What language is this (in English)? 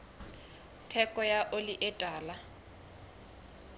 Southern Sotho